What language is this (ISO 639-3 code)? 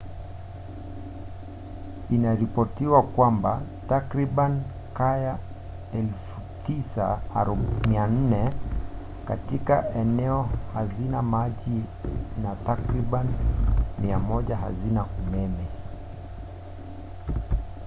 swa